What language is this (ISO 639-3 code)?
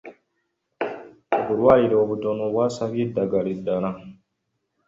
lug